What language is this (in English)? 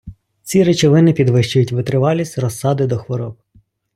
Ukrainian